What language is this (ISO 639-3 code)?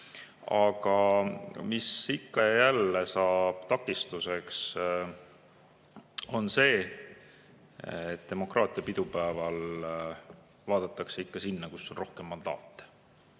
est